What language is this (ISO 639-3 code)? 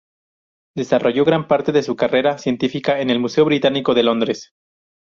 spa